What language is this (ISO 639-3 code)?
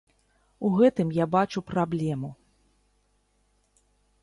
bel